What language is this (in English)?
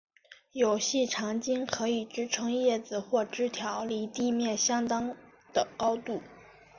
Chinese